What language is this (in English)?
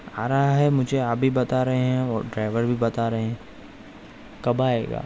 Urdu